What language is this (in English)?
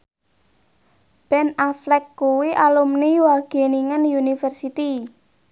Javanese